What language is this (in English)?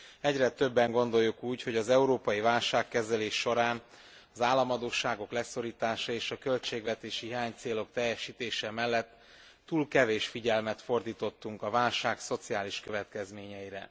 Hungarian